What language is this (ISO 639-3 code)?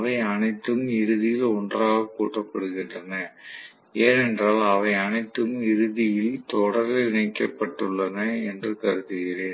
tam